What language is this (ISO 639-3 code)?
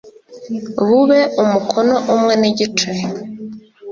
kin